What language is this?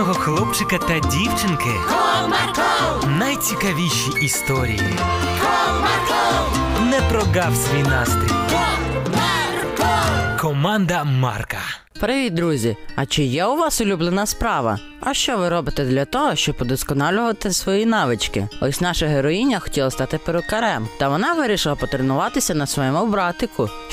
Ukrainian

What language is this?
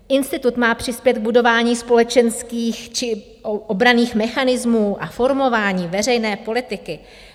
Czech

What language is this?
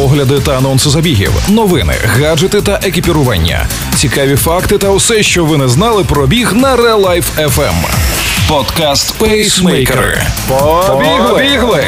Ukrainian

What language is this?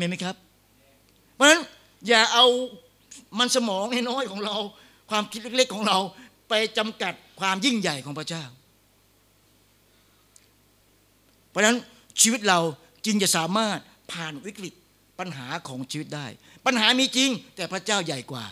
Thai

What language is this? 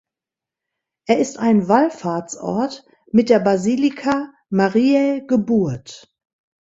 German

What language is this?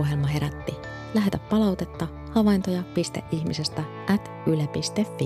Finnish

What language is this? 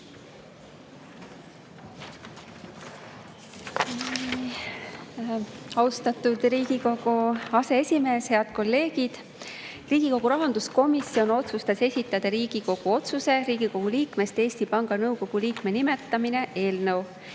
Estonian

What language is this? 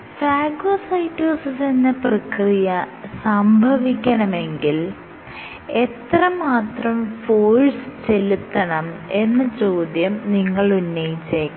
Malayalam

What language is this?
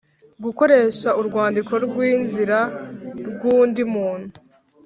Kinyarwanda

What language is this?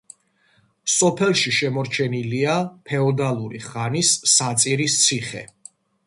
Georgian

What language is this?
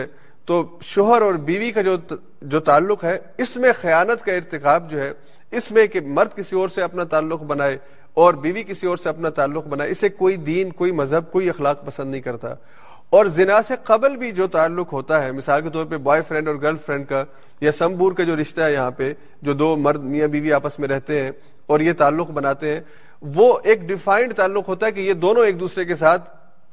Urdu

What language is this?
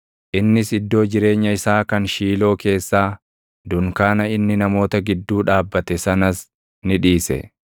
Oromo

